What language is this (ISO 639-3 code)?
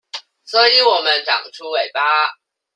zho